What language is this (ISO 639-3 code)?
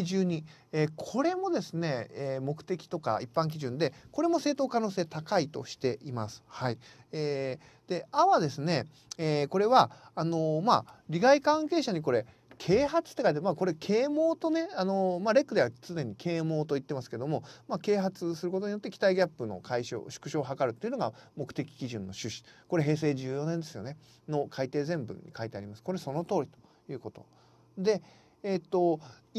jpn